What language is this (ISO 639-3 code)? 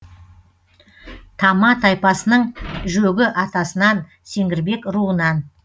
kaz